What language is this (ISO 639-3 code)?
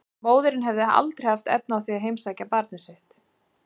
isl